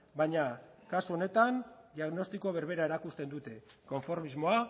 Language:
Basque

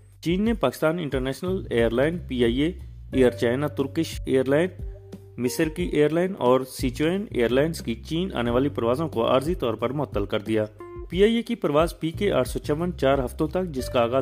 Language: Urdu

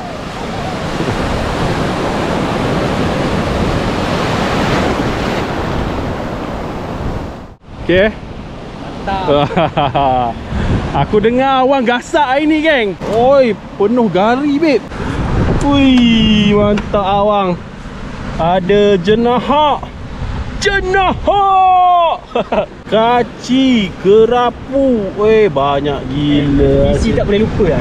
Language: Malay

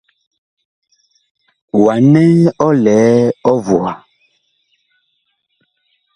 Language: Bakoko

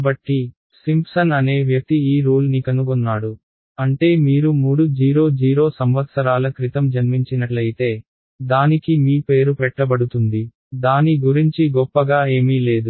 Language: Telugu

